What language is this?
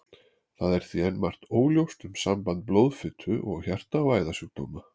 Icelandic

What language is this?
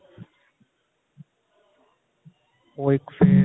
Punjabi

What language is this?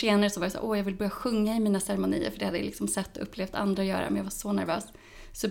Swedish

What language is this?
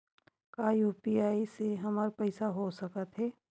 Chhattisgarhi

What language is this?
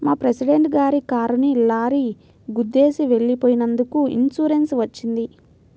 Telugu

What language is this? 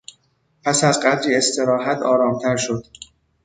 Persian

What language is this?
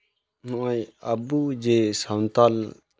Santali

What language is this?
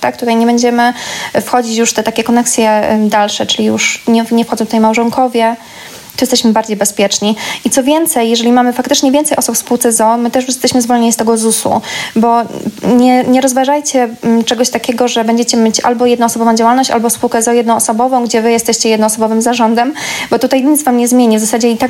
Polish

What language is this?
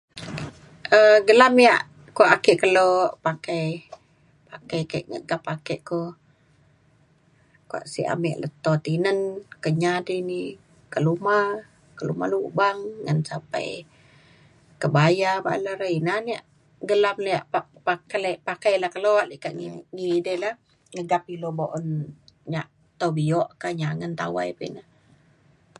Mainstream Kenyah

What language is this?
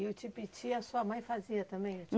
Portuguese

